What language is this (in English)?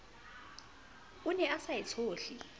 Southern Sotho